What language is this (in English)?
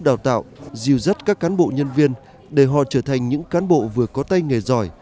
Vietnamese